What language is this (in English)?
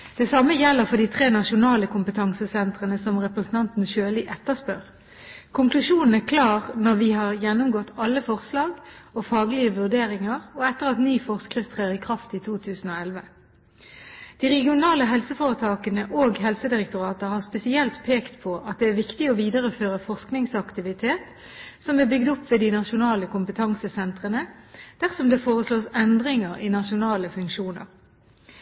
Norwegian Bokmål